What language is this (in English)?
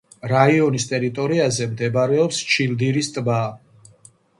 Georgian